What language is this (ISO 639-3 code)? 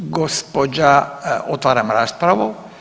hrv